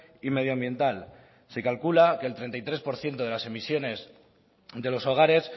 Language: Spanish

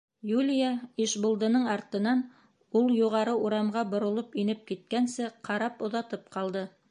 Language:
Bashkir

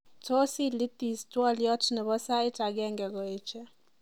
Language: Kalenjin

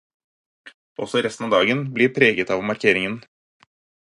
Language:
Norwegian Bokmål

